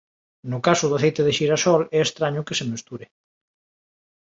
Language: Galician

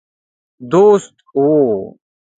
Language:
Pashto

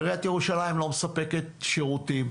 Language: Hebrew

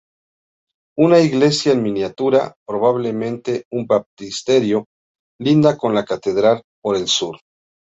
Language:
Spanish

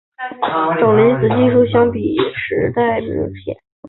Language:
Chinese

